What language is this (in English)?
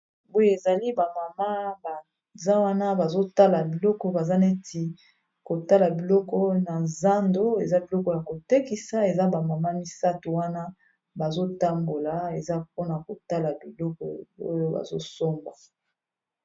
Lingala